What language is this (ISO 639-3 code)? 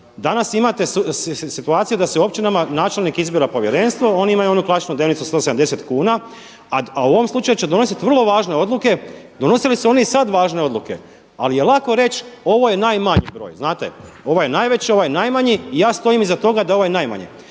hrv